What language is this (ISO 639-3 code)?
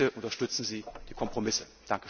deu